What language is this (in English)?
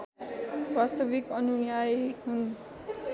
Nepali